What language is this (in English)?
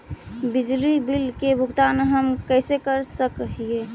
Magahi